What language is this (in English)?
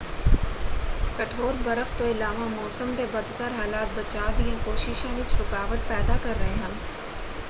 Punjabi